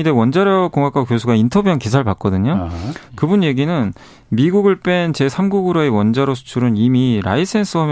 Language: Korean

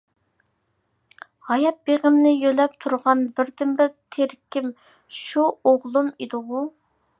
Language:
Uyghur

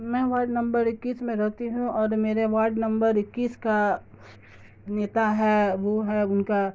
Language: Urdu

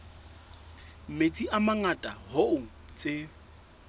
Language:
Southern Sotho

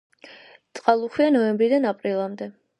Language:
Georgian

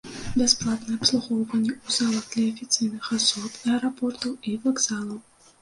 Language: Belarusian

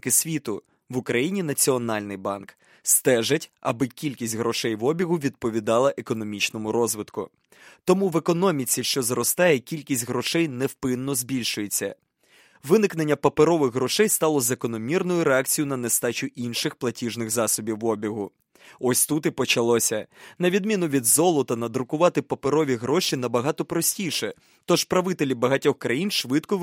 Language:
Ukrainian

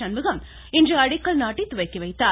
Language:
Tamil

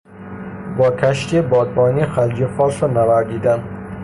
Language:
Persian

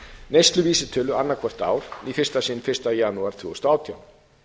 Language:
Icelandic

